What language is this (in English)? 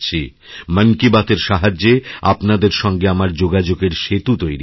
Bangla